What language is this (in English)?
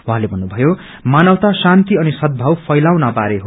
Nepali